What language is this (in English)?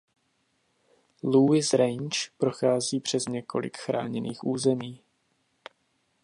Czech